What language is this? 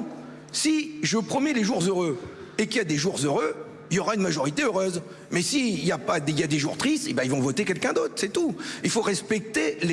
French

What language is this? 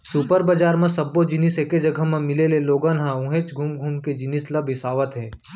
Chhattisgarhi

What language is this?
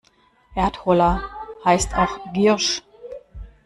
German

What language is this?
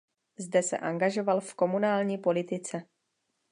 Czech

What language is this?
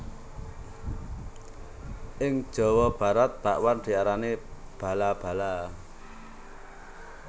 Javanese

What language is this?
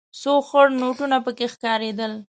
Pashto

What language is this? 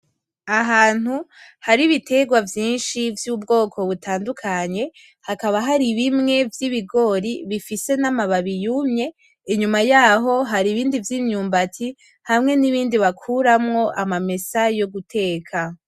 Rundi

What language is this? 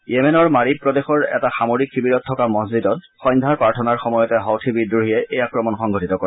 Assamese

